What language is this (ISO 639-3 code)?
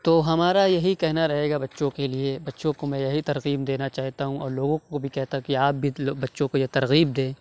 urd